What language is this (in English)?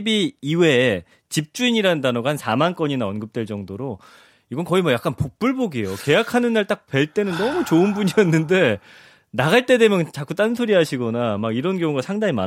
Korean